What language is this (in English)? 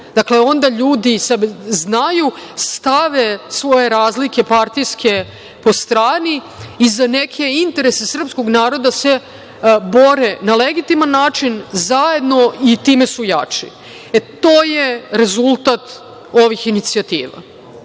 Serbian